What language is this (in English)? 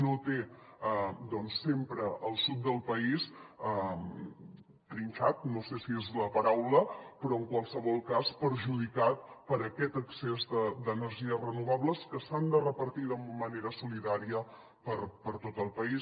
Catalan